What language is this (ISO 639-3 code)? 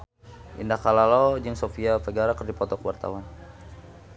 sun